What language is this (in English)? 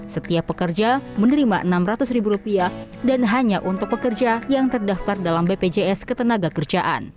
Indonesian